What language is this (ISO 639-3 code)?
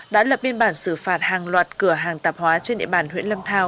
vie